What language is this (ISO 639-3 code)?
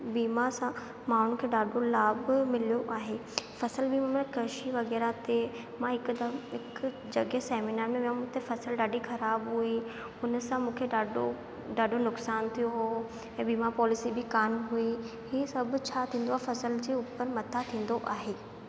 snd